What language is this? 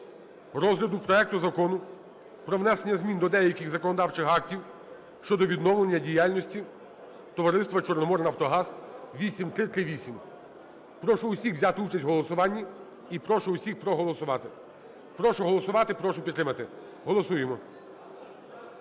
Ukrainian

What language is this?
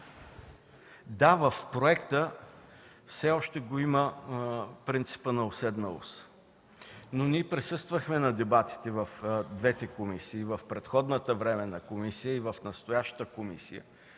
Bulgarian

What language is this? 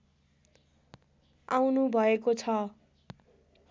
Nepali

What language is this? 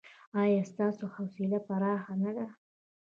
Pashto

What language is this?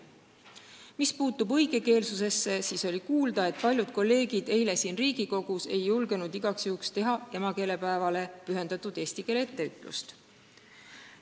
Estonian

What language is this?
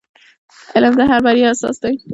Pashto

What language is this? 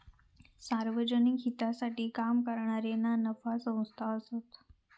Marathi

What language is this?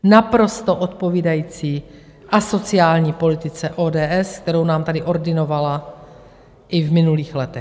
Czech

